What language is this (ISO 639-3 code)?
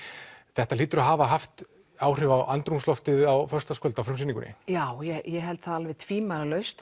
isl